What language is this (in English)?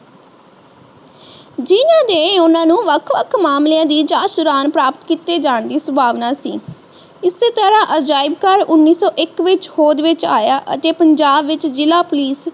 Punjabi